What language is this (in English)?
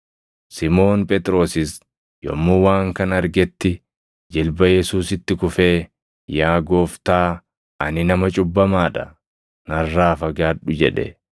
Oromo